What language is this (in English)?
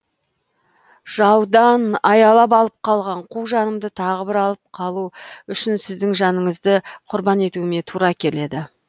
Kazakh